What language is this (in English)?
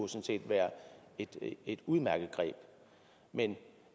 Danish